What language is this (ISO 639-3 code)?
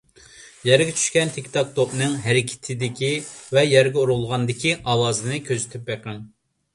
uig